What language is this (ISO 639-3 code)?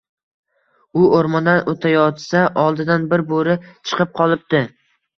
uzb